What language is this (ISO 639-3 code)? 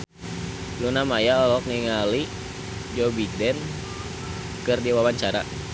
sun